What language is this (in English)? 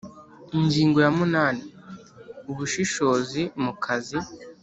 Kinyarwanda